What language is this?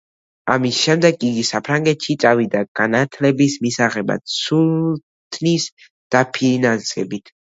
Georgian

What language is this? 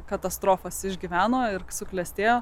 Lithuanian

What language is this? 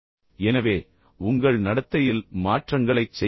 Tamil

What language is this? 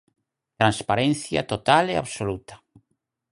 Galician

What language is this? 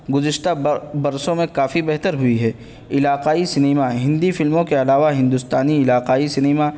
Urdu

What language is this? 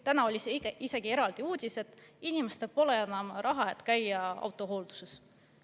Estonian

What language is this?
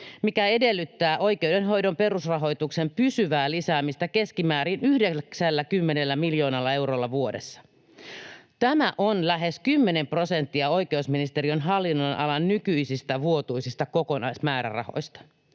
Finnish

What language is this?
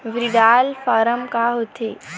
Chhattisgarhi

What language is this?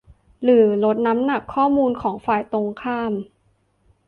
Thai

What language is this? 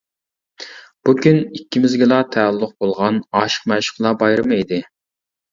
Uyghur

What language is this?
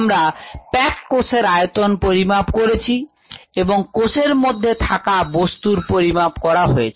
Bangla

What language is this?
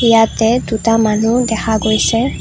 Assamese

